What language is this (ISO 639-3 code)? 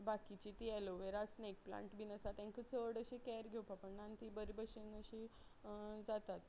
kok